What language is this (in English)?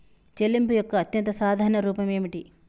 Telugu